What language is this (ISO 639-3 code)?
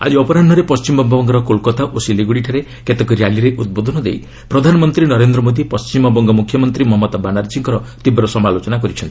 ori